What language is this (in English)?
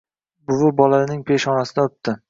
Uzbek